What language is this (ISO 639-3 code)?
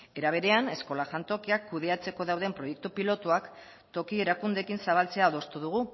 eus